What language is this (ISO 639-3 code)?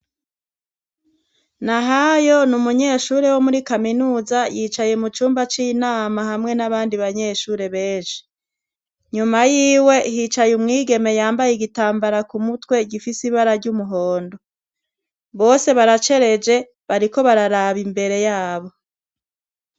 run